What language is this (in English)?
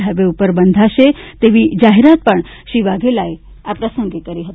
Gujarati